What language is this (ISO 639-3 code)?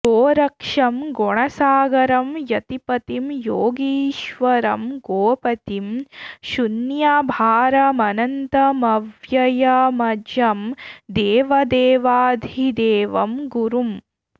san